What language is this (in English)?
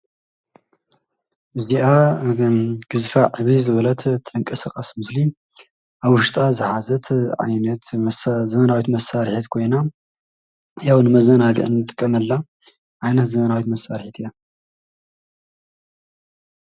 Tigrinya